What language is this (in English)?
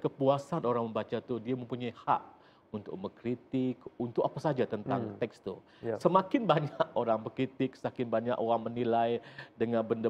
Malay